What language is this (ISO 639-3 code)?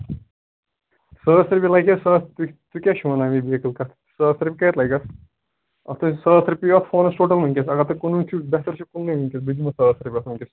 kas